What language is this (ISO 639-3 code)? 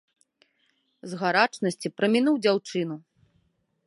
bel